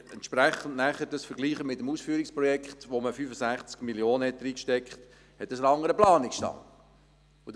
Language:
Swiss German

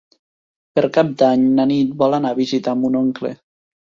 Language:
Catalan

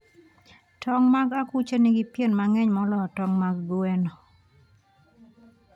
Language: Luo (Kenya and Tanzania)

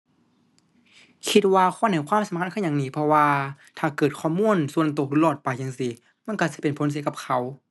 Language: Thai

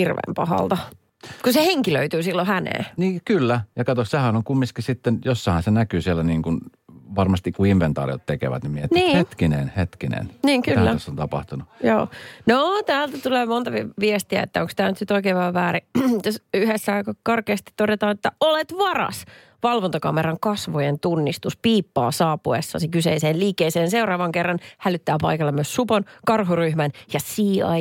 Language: Finnish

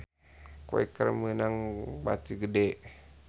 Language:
Sundanese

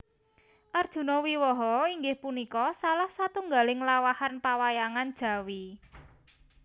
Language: Javanese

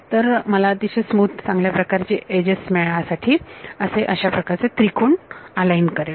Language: Marathi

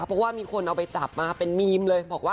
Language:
Thai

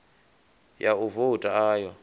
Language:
Venda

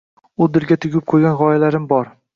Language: Uzbek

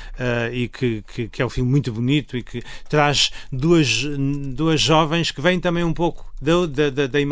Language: Portuguese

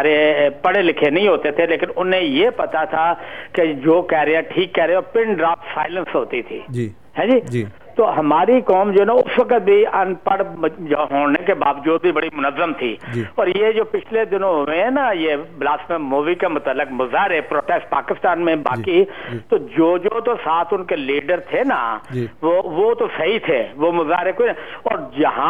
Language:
Urdu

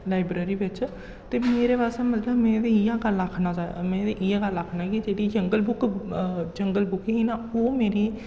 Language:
Dogri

